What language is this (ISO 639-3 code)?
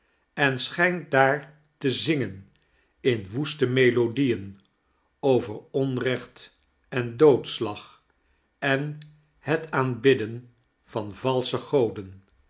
nld